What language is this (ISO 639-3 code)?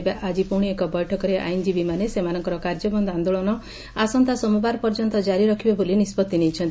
ori